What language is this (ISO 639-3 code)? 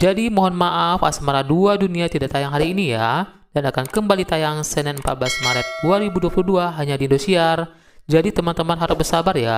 ind